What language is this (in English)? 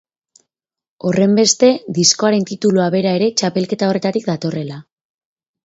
Basque